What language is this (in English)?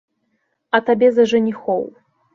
Belarusian